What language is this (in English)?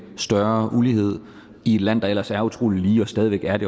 Danish